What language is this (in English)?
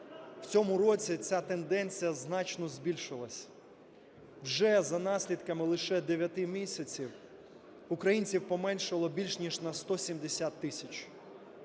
Ukrainian